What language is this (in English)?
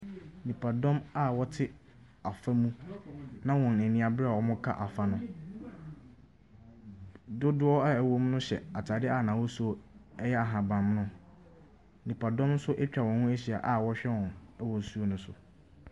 Akan